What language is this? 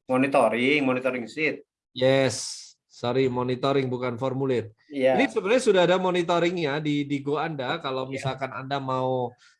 Indonesian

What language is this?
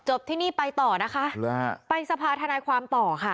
Thai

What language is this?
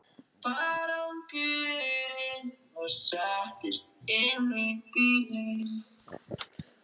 Icelandic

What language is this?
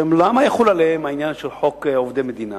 Hebrew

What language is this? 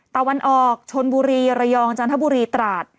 Thai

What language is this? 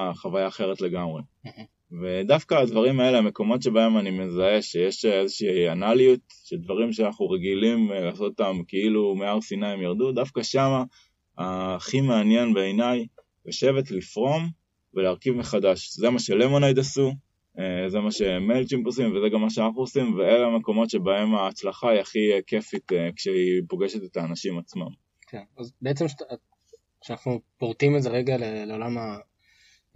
Hebrew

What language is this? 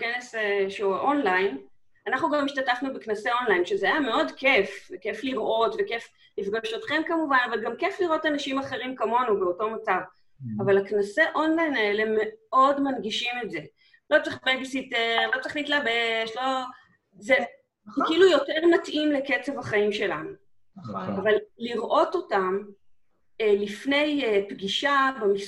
Hebrew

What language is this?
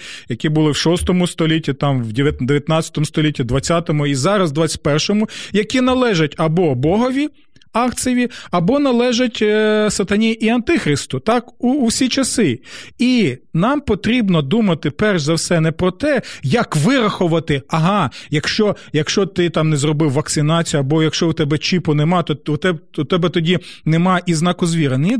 Ukrainian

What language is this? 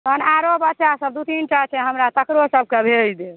Maithili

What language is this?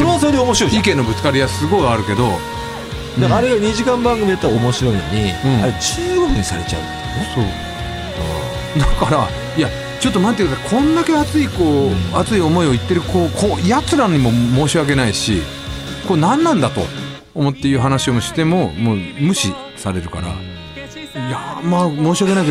Japanese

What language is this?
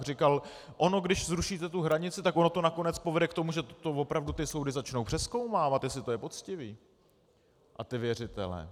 Czech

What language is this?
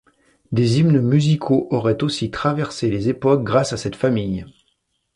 French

